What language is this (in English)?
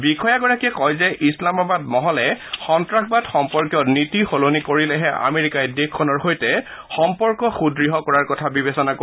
Assamese